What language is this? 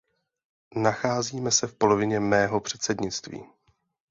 Czech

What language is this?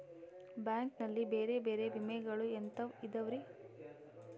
Kannada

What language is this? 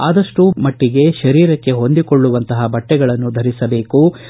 Kannada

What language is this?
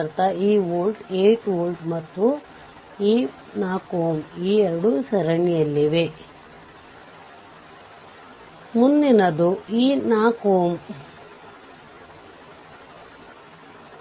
Kannada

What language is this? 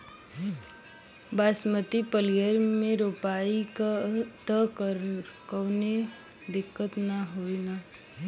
Bhojpuri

